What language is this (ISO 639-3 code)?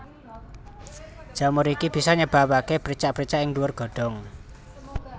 jav